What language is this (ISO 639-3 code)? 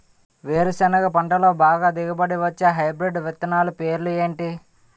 tel